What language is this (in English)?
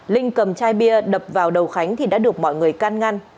Vietnamese